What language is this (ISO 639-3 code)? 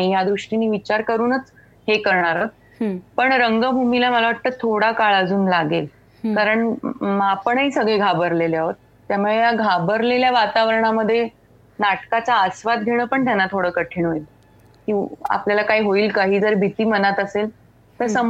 mar